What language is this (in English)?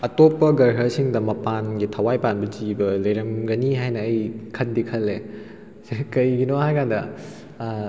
Manipuri